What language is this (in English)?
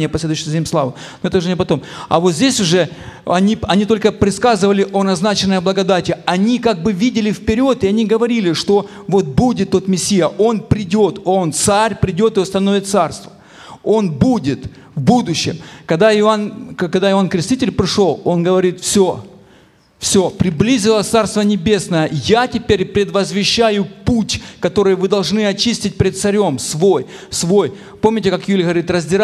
Ukrainian